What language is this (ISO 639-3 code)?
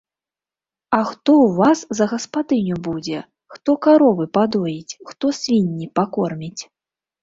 bel